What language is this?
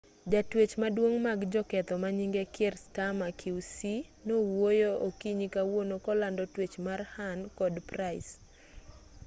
Luo (Kenya and Tanzania)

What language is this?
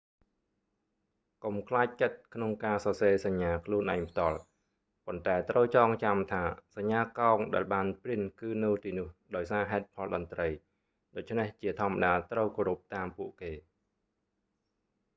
Khmer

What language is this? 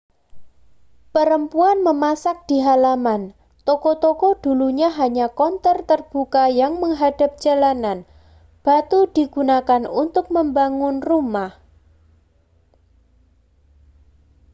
Indonesian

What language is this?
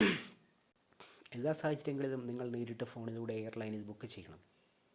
Malayalam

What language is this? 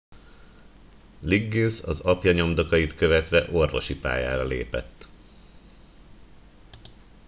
Hungarian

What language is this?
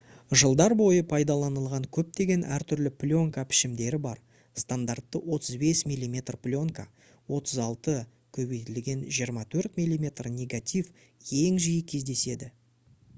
Kazakh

